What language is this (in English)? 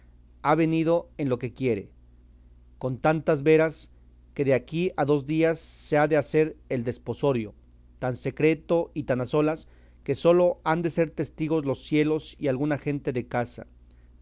Spanish